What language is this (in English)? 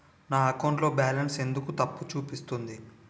Telugu